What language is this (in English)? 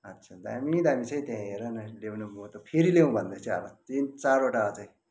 Nepali